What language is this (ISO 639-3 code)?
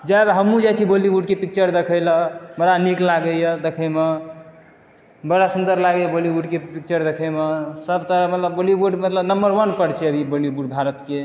mai